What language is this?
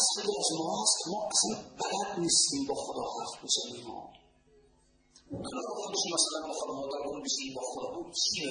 Persian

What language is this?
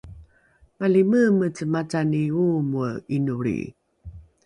Rukai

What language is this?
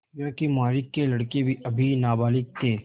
Hindi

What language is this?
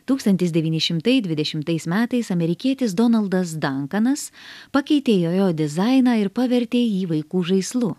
Lithuanian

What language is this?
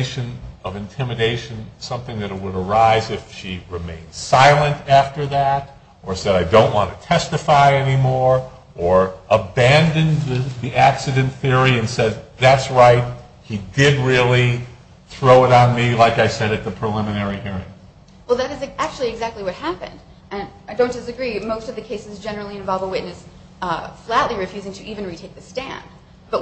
English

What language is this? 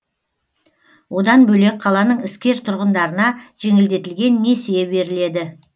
Kazakh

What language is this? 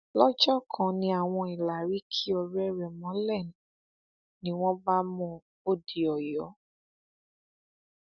Yoruba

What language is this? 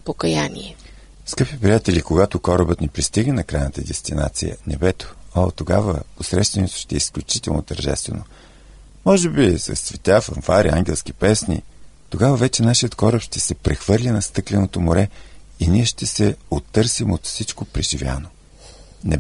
Bulgarian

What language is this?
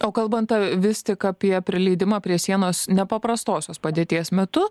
Lithuanian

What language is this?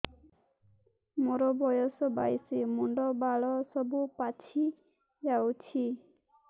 Odia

